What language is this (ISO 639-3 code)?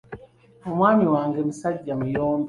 lug